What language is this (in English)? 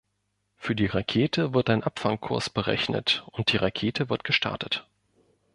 German